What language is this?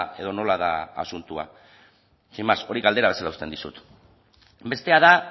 Basque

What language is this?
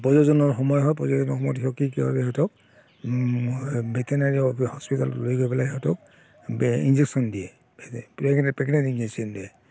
Assamese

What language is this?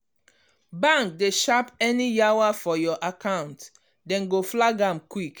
Nigerian Pidgin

